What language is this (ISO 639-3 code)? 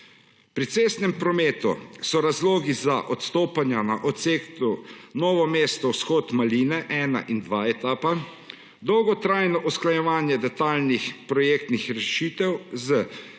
slv